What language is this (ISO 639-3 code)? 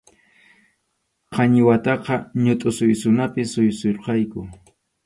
qxu